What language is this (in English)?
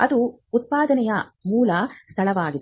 Kannada